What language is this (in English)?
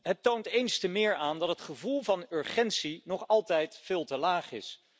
Dutch